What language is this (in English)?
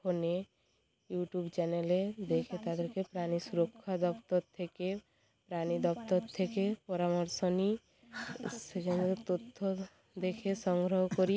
Bangla